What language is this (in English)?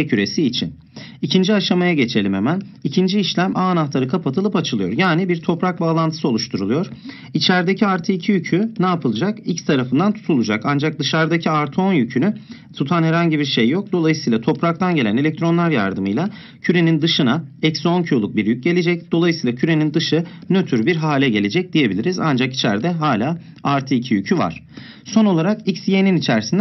Turkish